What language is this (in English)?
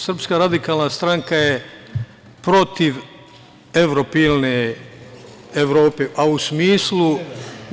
Serbian